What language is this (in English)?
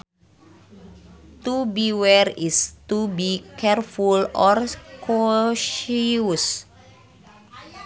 Sundanese